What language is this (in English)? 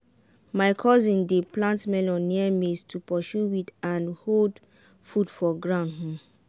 Nigerian Pidgin